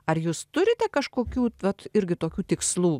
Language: Lithuanian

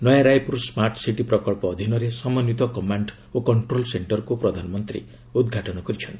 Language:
Odia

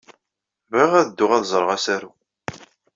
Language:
Kabyle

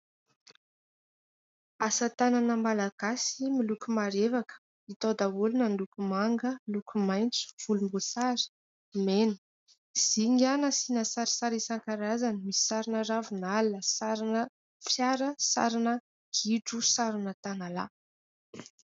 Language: Malagasy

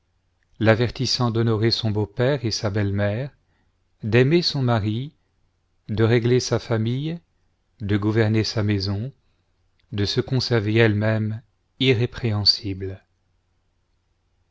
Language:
French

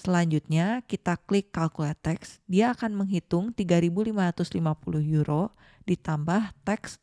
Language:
Indonesian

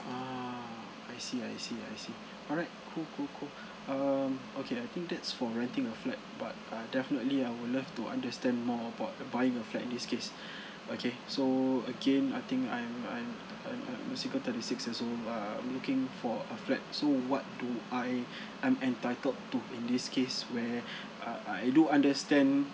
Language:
English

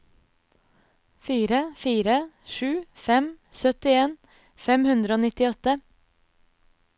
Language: Norwegian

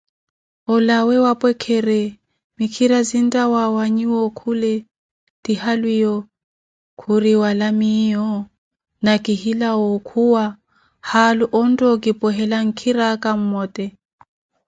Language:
Koti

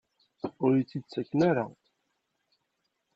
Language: Kabyle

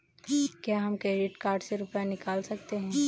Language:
Hindi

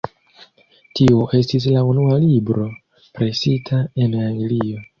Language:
Esperanto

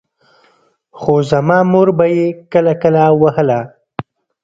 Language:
Pashto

